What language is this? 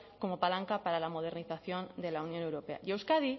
Spanish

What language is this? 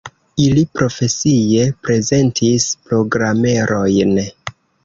Esperanto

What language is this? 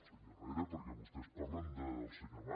Catalan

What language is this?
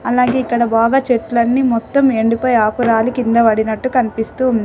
Telugu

